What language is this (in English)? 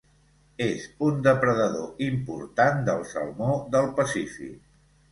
Catalan